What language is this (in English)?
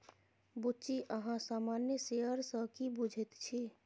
Maithili